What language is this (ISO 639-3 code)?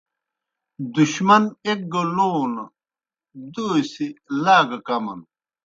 plk